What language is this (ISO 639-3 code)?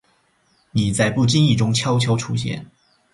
zho